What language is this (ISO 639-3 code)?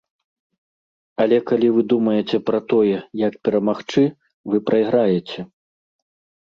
bel